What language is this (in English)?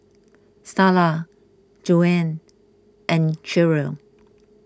English